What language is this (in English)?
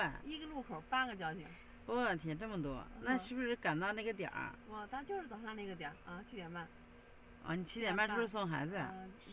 Chinese